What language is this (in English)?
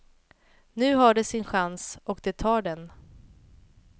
Swedish